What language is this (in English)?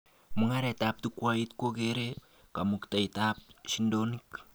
Kalenjin